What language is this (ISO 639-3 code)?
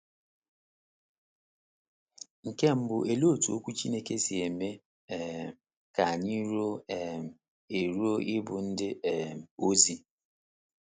ibo